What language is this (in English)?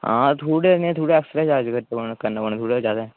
Dogri